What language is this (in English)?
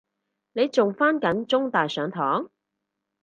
Cantonese